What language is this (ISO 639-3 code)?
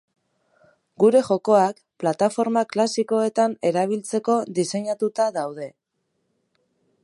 eus